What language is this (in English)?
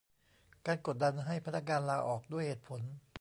Thai